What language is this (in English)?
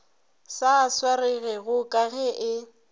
Northern Sotho